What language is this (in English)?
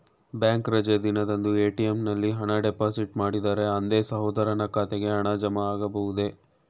Kannada